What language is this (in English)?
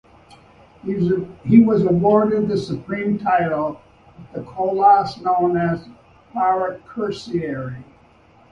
English